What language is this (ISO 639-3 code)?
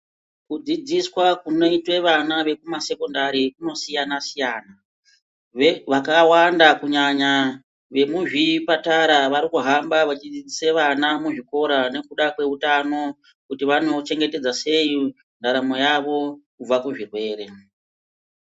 ndc